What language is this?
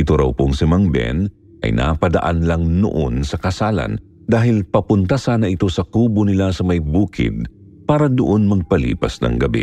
Filipino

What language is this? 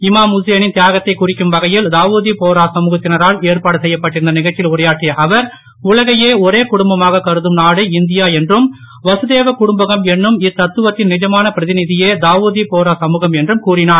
Tamil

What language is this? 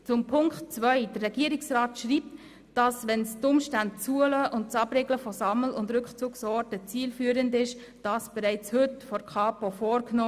Swiss German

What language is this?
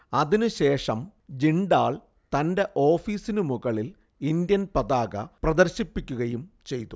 Malayalam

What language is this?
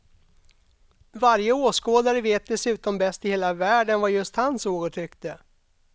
Swedish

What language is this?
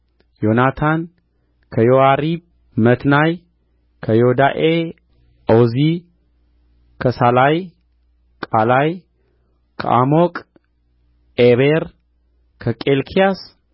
Amharic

